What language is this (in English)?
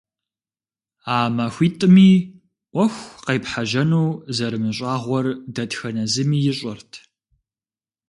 Kabardian